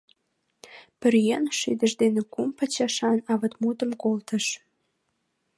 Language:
Mari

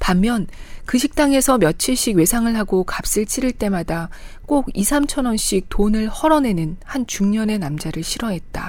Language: Korean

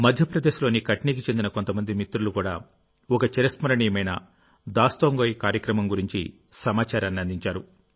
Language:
Telugu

